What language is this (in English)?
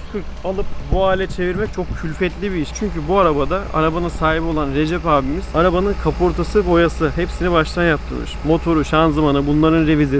Turkish